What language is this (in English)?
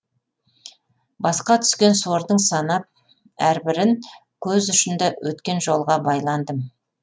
Kazakh